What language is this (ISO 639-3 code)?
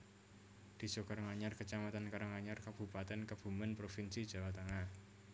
jav